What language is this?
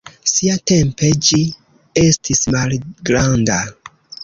Esperanto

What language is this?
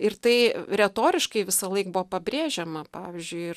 Lithuanian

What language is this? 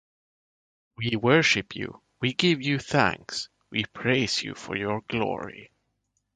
English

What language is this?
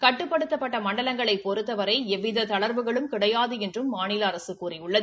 Tamil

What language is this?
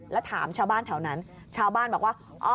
Thai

